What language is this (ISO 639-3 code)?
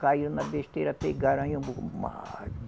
por